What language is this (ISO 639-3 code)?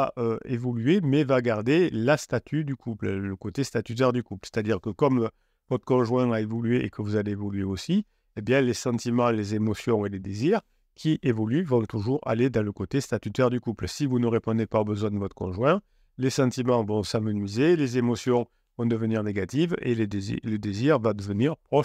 fra